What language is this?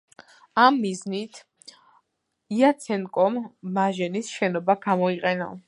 Georgian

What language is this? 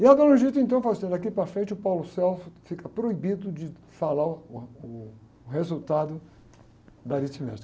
Portuguese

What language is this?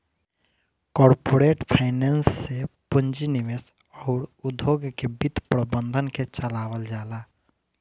Bhojpuri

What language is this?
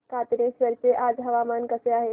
Marathi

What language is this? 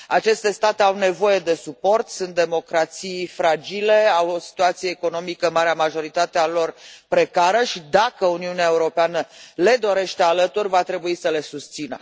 Romanian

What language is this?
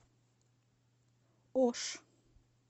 Russian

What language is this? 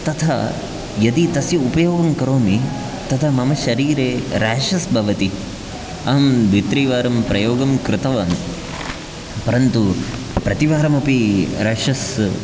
Sanskrit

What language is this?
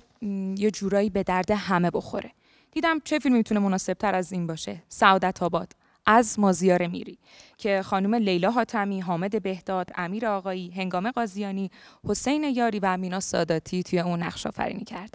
Persian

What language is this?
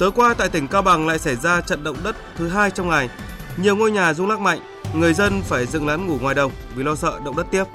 Vietnamese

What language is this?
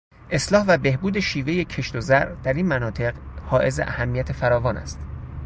Persian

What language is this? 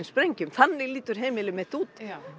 Icelandic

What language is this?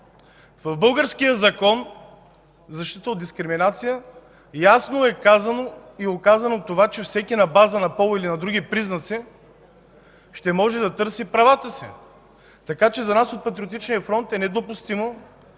Bulgarian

